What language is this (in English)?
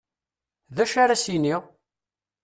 Kabyle